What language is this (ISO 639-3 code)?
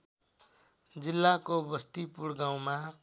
nep